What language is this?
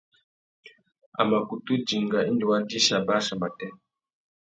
Tuki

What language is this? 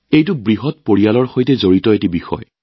Assamese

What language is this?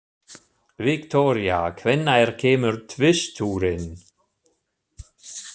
Icelandic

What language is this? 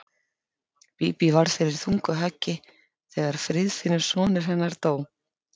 Icelandic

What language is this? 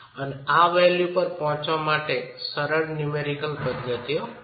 Gujarati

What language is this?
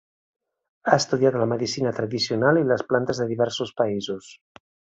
Catalan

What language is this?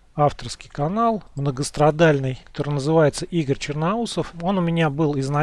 Russian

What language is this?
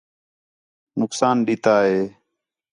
Khetrani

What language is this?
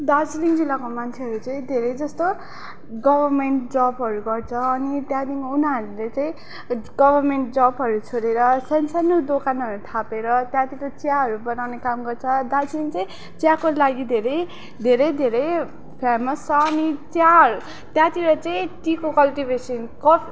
Nepali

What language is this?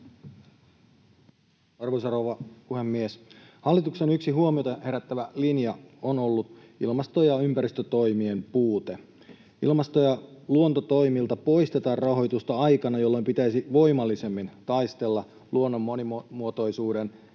Finnish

